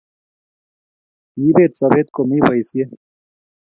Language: Kalenjin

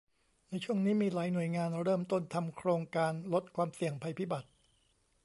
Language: Thai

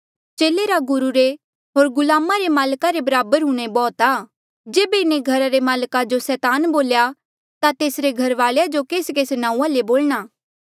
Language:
Mandeali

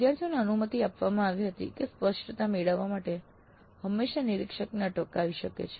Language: Gujarati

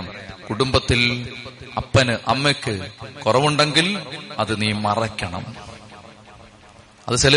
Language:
Malayalam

